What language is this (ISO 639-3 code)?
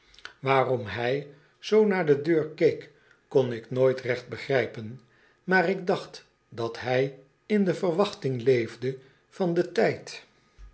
nld